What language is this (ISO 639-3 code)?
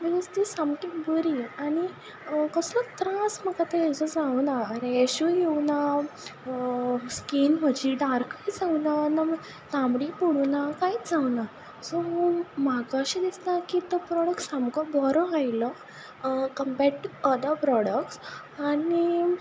kok